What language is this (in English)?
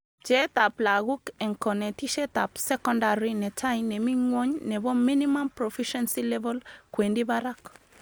Kalenjin